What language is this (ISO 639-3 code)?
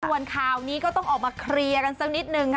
tha